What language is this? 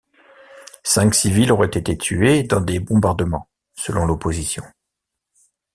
French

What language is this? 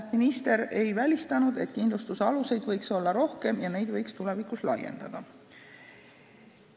Estonian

